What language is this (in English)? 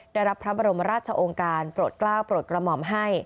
Thai